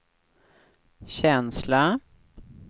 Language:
Swedish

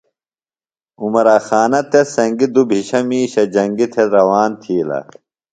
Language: Phalura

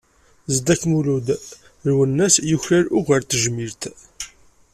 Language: Kabyle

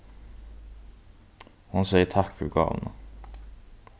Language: Faroese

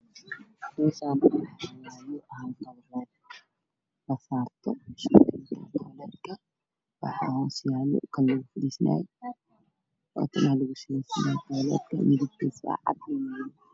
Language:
Somali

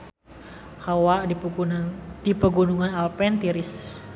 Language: Sundanese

